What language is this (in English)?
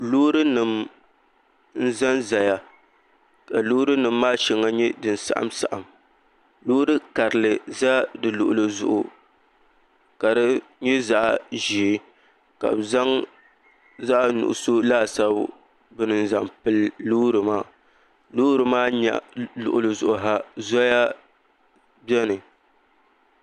Dagbani